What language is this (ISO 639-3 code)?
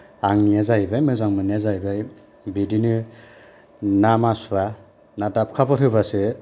brx